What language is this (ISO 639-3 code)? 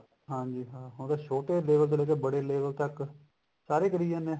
pan